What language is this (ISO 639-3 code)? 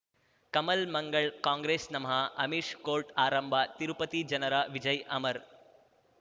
kan